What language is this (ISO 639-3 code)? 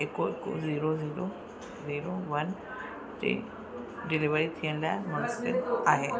snd